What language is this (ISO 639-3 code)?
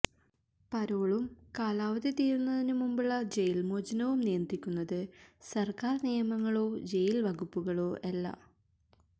mal